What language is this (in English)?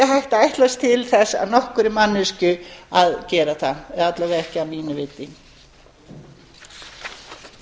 Icelandic